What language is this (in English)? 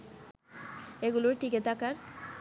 Bangla